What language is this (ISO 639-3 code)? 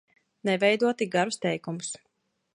lav